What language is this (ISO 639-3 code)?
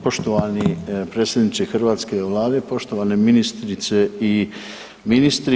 hrv